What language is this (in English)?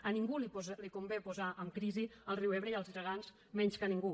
Catalan